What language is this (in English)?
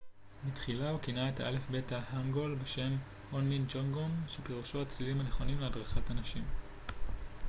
Hebrew